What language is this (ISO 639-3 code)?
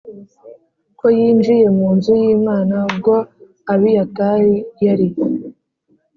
kin